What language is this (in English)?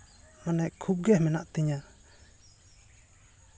Santali